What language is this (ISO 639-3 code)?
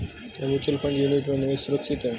hin